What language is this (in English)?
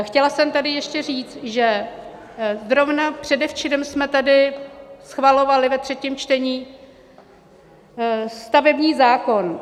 Czech